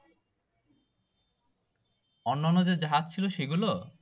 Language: Bangla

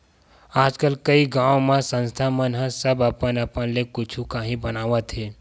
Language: Chhattisgarhi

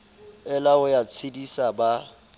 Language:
Southern Sotho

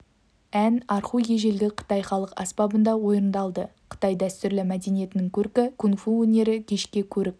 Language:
Kazakh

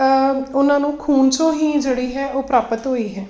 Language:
Punjabi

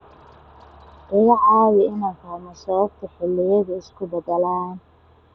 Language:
Somali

